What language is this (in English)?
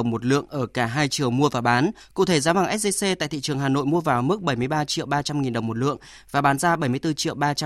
Vietnamese